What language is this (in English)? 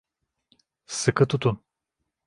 Turkish